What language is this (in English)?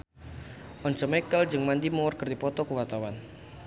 Sundanese